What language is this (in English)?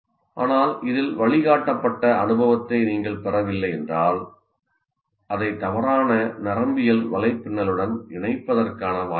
Tamil